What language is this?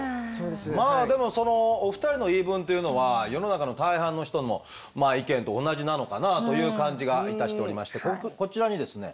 Japanese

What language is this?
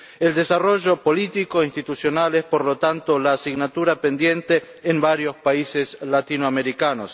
Spanish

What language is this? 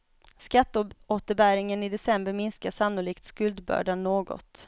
Swedish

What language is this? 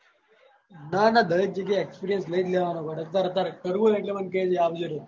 Gujarati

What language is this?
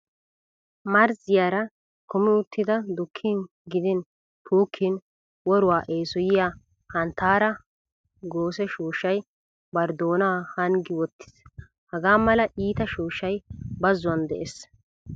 Wolaytta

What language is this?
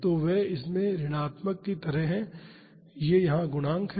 Hindi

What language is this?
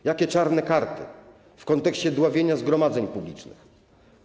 Polish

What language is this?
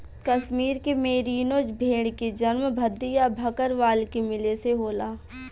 Bhojpuri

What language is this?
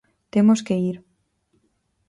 Galician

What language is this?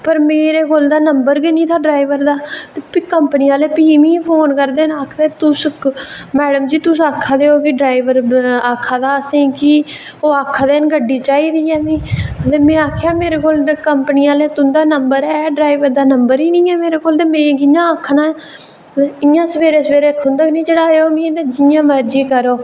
Dogri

